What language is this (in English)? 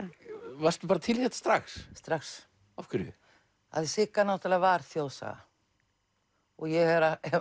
Icelandic